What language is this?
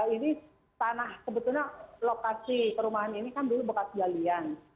Indonesian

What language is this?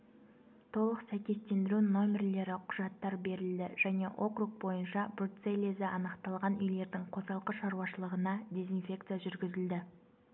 Kazakh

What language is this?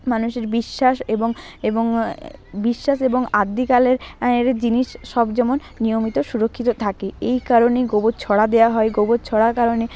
Bangla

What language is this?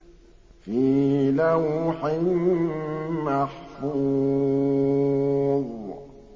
Arabic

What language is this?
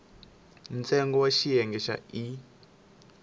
Tsonga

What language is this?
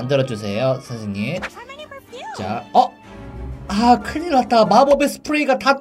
Korean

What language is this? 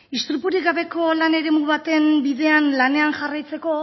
Basque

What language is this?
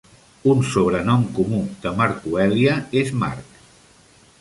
Catalan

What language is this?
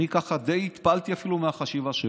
Hebrew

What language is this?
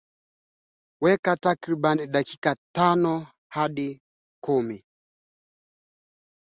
Swahili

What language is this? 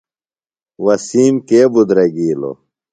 Phalura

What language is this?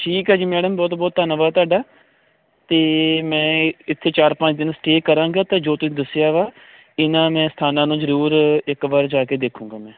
Punjabi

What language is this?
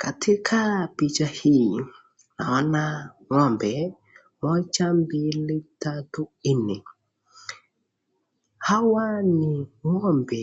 Swahili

